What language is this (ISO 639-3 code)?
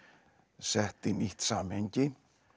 isl